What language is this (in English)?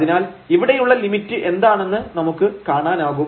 Malayalam